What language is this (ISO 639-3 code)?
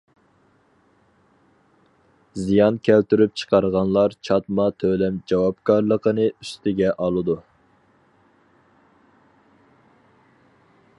uig